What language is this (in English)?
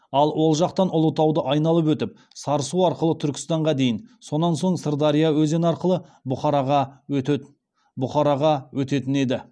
Kazakh